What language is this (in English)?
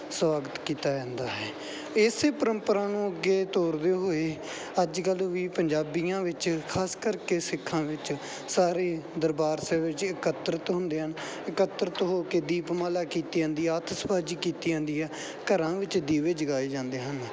Punjabi